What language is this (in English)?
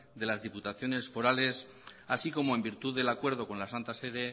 Spanish